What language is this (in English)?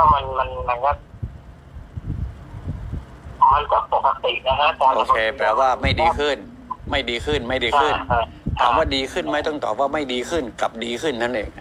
Thai